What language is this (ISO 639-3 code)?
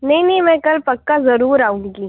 urd